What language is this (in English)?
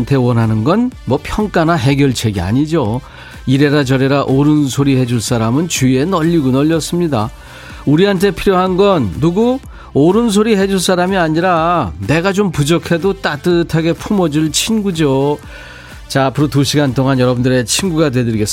Korean